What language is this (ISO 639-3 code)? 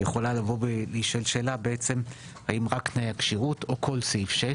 heb